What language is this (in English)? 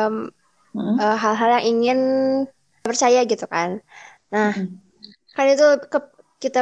Indonesian